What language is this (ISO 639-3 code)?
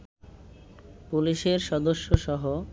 ben